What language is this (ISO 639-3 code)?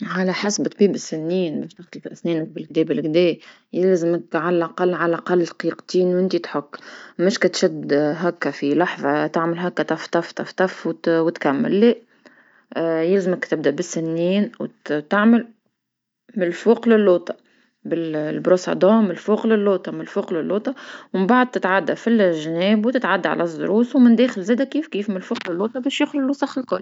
aeb